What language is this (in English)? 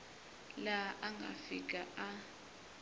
Tsonga